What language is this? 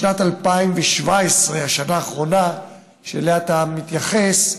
Hebrew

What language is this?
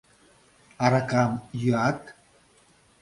Mari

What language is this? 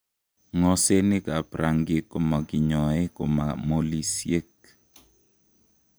Kalenjin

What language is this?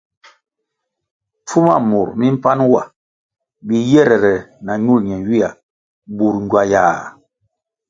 Kwasio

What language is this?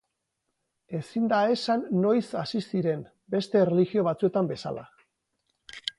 Basque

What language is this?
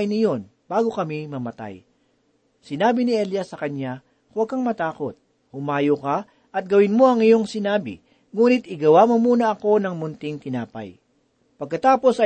Filipino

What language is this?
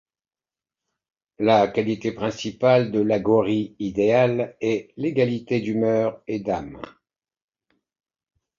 French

